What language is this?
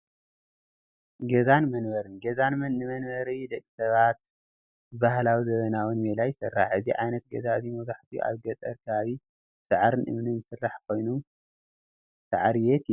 Tigrinya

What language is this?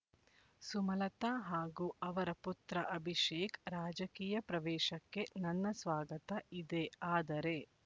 Kannada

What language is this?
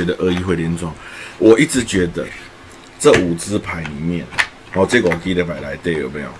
Chinese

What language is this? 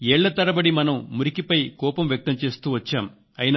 Telugu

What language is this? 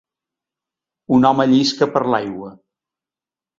Catalan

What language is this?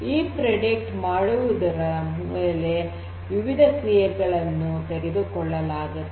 Kannada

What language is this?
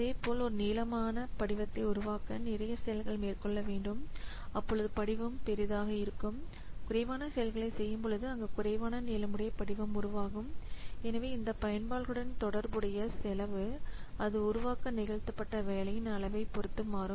Tamil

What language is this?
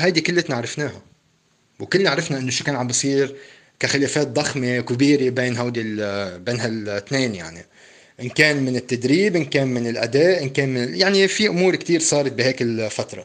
Arabic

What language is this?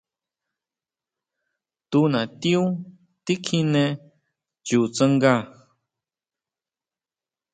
Huautla Mazatec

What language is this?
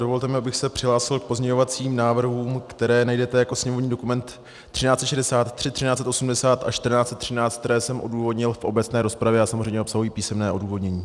Czech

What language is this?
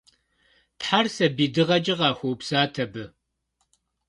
Kabardian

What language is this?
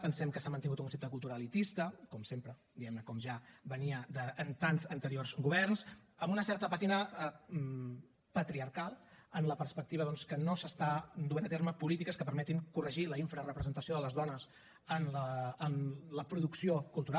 Catalan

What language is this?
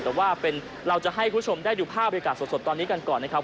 Thai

